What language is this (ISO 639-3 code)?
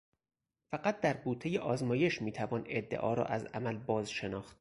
fas